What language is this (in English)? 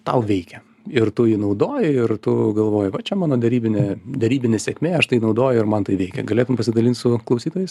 Lithuanian